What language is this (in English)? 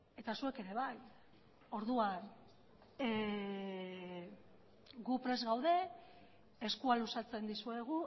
Basque